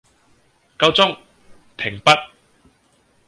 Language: Cantonese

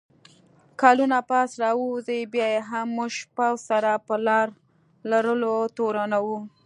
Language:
Pashto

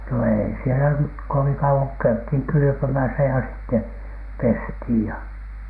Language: Finnish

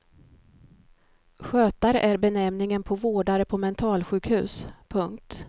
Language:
Swedish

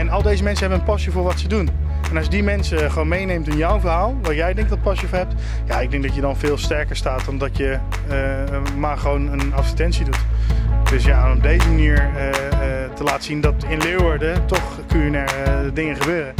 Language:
Dutch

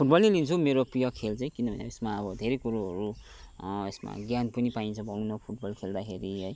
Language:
Nepali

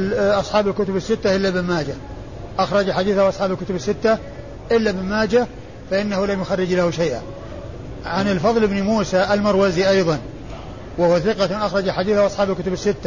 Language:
Arabic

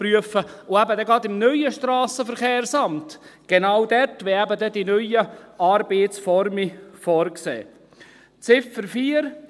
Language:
Swiss German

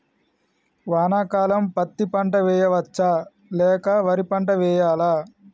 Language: Telugu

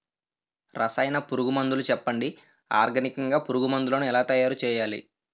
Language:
Telugu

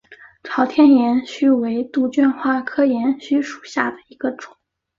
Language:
Chinese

